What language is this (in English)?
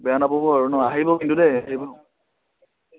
Assamese